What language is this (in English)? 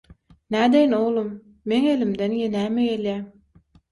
Turkmen